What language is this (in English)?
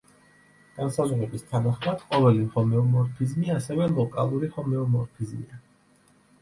Georgian